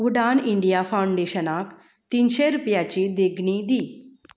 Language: Konkani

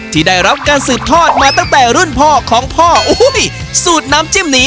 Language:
Thai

